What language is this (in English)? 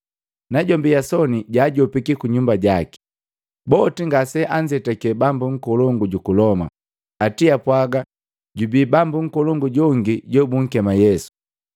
Matengo